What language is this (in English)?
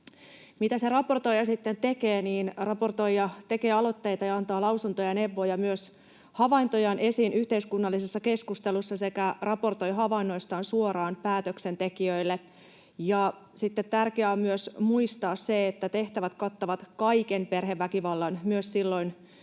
Finnish